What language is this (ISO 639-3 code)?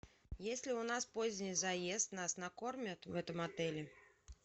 rus